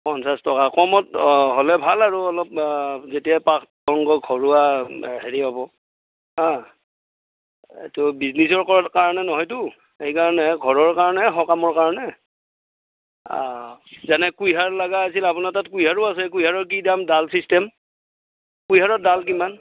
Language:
Assamese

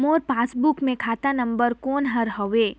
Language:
Chhattisgarhi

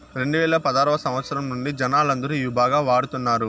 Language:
Telugu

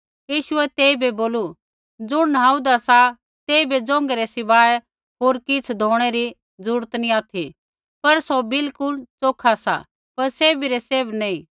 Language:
Kullu Pahari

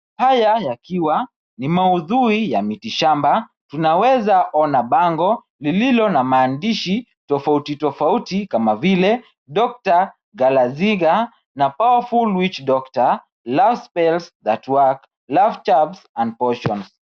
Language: Swahili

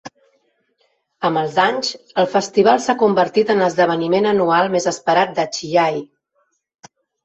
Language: Catalan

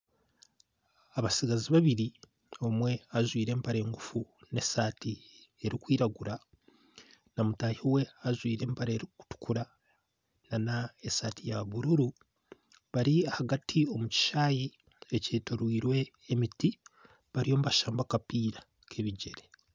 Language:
Nyankole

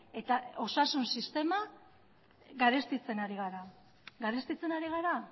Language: Basque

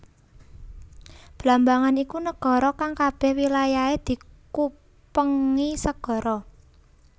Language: Javanese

